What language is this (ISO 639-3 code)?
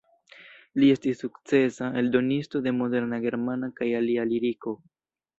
epo